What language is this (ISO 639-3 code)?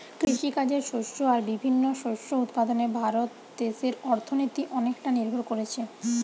ben